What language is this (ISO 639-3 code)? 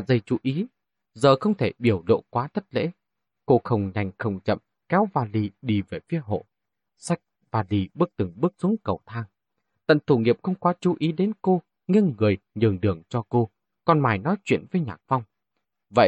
vie